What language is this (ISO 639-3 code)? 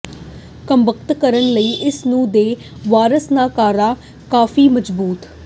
pan